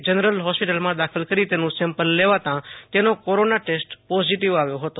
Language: Gujarati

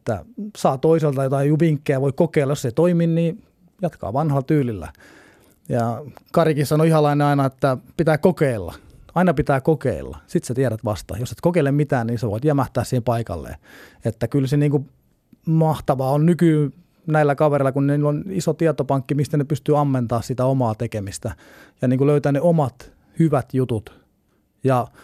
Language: Finnish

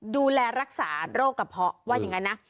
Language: Thai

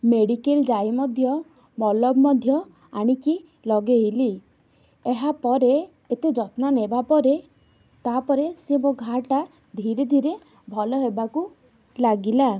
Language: Odia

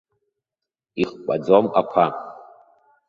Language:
Abkhazian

